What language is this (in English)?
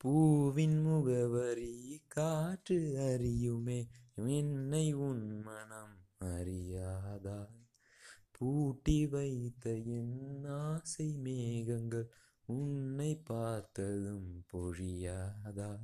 Tamil